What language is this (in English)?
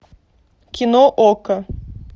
Russian